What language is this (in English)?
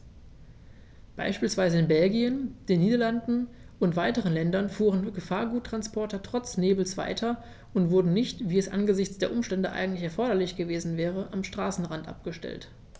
German